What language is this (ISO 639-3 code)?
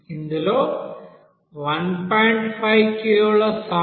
tel